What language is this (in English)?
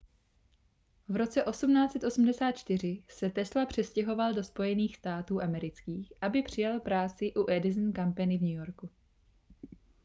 Czech